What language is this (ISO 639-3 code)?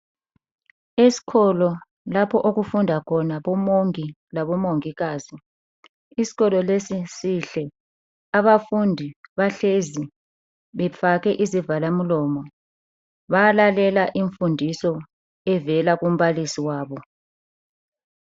nde